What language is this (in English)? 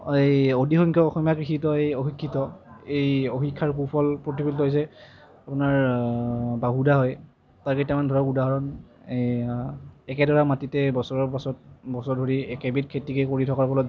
Assamese